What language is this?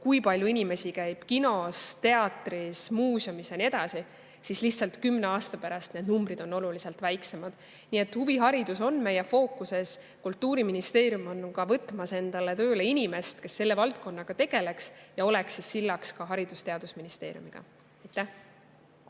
Estonian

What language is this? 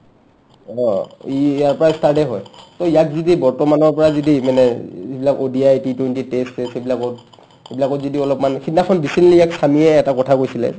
Assamese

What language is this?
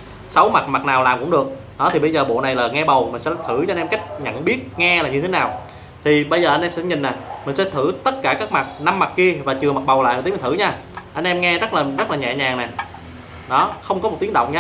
Vietnamese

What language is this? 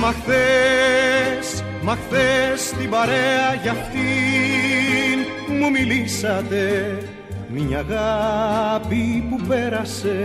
Greek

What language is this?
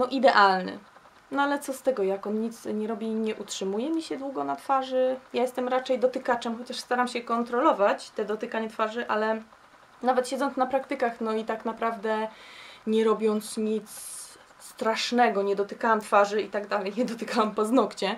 Polish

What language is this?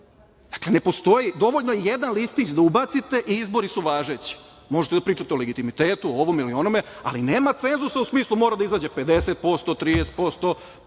Serbian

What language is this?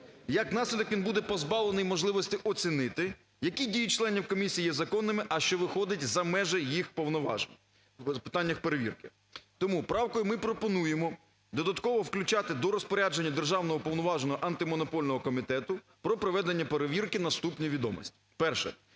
Ukrainian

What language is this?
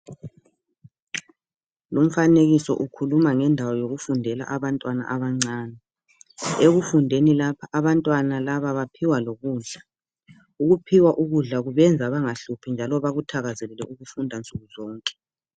North Ndebele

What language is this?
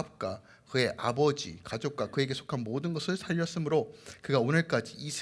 Korean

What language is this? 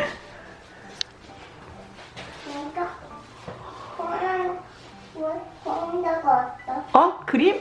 Korean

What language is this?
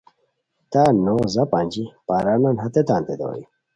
Khowar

